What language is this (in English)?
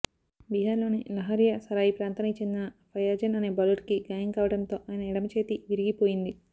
Telugu